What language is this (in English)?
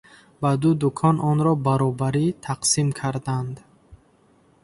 Tajik